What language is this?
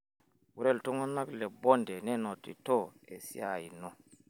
Masai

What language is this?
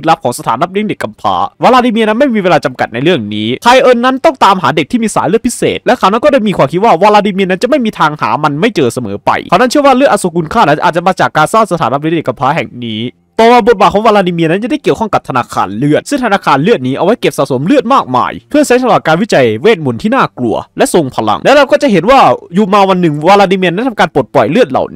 Thai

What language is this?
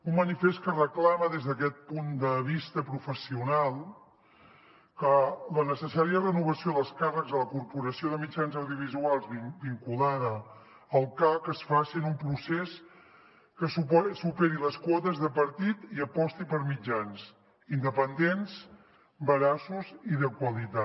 Catalan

